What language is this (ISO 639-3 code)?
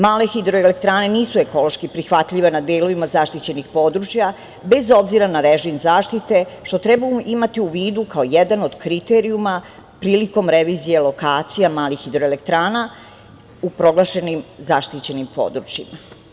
srp